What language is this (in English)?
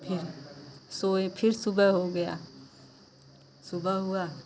Hindi